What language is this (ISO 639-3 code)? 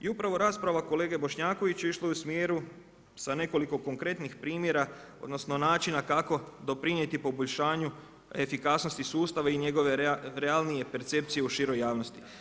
hrv